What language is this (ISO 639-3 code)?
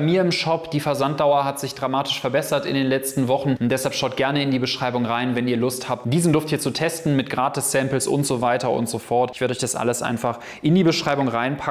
deu